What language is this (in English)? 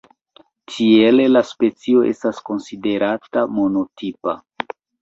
Esperanto